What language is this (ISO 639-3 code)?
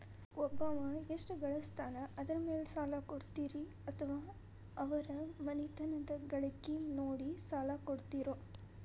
kan